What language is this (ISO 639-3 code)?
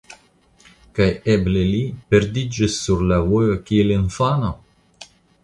epo